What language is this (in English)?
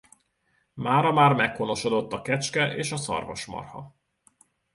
Hungarian